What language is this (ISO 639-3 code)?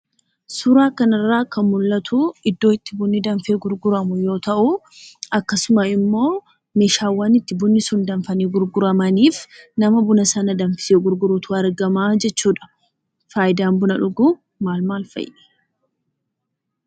orm